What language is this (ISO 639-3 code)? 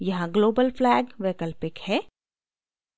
hin